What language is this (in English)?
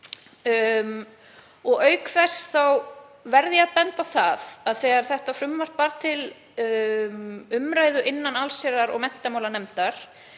Icelandic